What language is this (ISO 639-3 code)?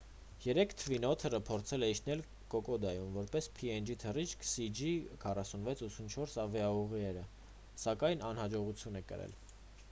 hye